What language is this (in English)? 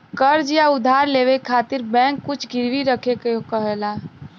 Bhojpuri